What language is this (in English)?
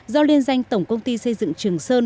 Vietnamese